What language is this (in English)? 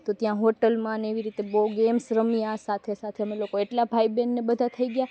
Gujarati